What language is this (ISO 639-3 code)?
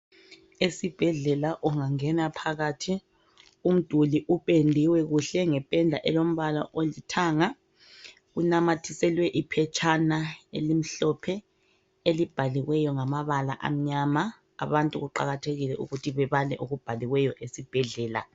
nde